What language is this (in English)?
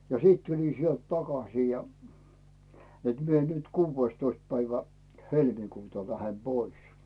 Finnish